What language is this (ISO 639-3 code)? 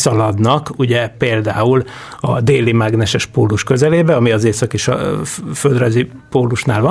hun